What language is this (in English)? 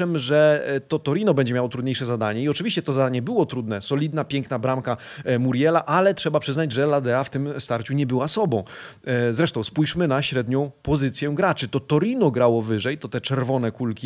Polish